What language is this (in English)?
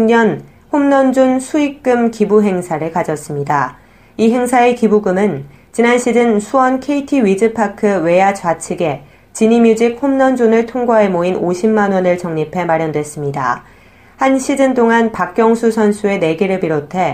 Korean